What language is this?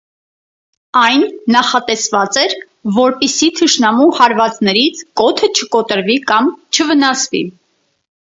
Armenian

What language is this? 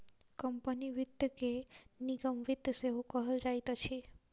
Maithili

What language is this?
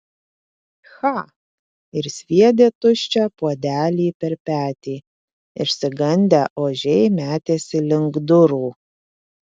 Lithuanian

